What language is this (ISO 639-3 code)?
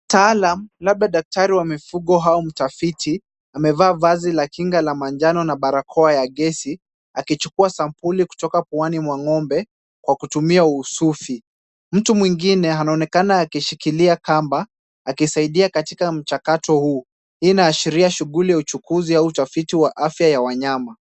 swa